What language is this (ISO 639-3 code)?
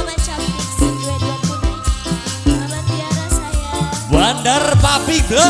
ind